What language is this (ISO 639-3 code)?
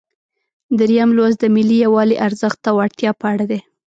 pus